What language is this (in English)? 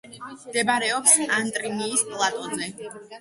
Georgian